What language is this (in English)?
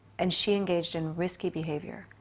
English